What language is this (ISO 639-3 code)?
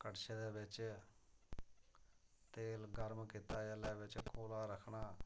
doi